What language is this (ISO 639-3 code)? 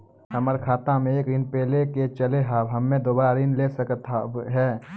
mai